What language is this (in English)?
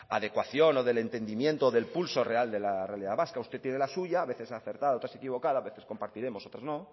Spanish